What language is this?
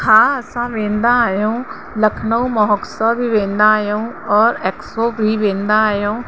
Sindhi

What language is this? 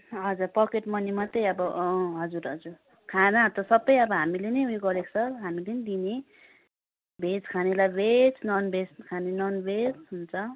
Nepali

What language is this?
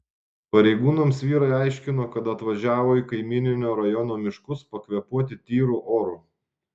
Lithuanian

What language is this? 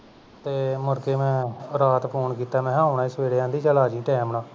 Punjabi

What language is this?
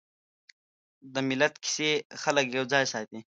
Pashto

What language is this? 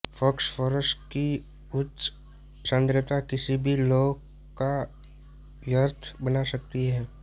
Hindi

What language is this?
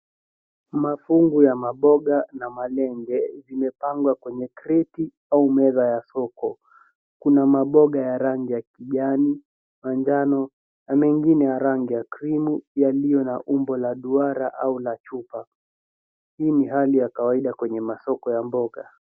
Swahili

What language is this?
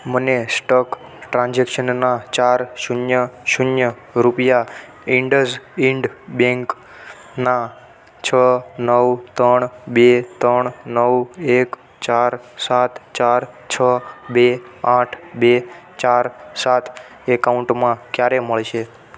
Gujarati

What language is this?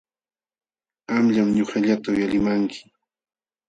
Jauja Wanca Quechua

